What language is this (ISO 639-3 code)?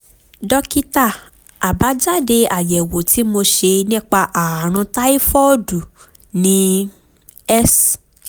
yor